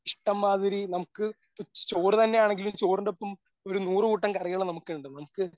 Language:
Malayalam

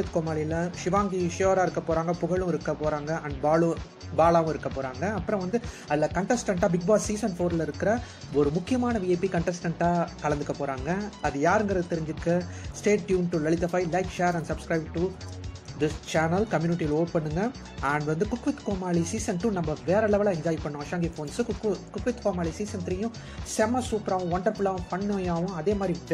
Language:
Dutch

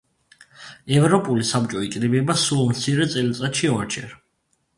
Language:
Georgian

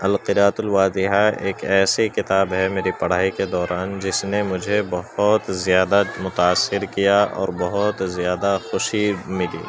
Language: Urdu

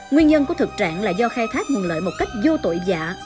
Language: Vietnamese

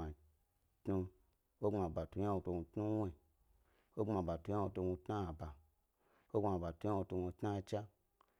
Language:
Gbari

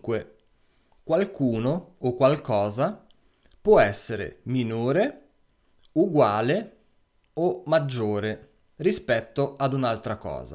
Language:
Italian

